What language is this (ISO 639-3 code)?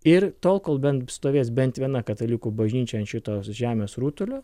lit